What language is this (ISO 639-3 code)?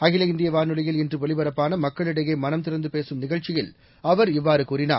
tam